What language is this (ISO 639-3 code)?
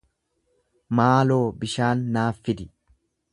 orm